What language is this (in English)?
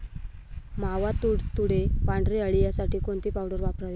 Marathi